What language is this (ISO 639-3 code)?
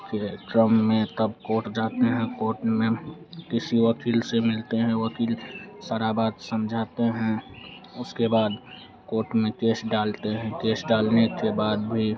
hin